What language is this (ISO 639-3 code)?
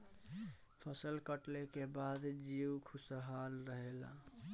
bho